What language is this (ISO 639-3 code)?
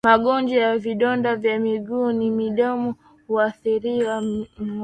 swa